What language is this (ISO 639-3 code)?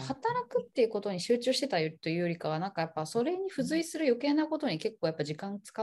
jpn